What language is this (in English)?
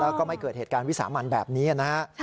Thai